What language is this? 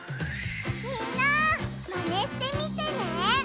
Japanese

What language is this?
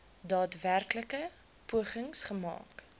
Afrikaans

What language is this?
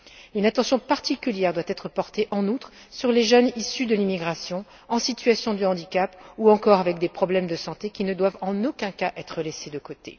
French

